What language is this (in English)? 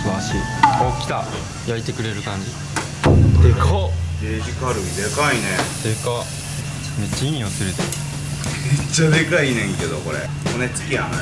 Japanese